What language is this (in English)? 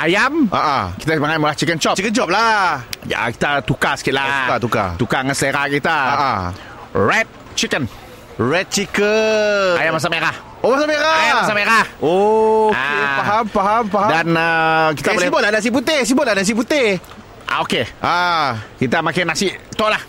Malay